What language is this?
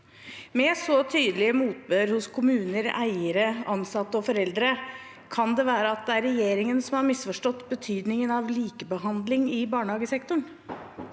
Norwegian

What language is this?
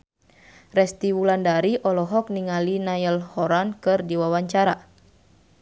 Sundanese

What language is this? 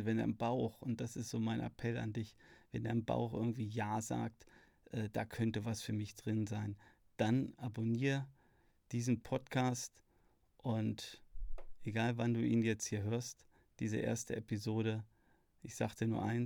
German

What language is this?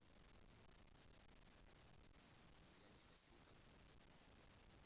Russian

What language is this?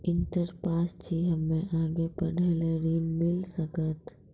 Maithili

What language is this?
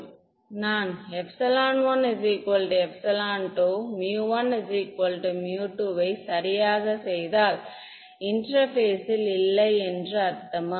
Tamil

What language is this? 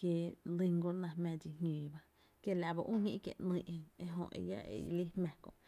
Tepinapa Chinantec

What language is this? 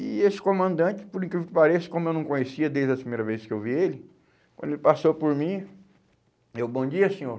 Portuguese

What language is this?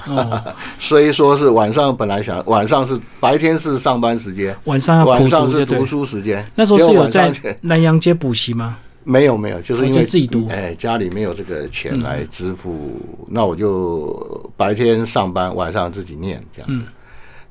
Chinese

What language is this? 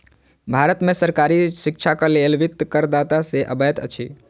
Maithili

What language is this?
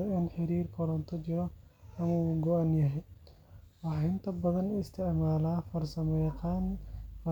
Somali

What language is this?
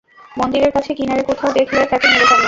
Bangla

